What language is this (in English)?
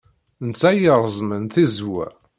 Kabyle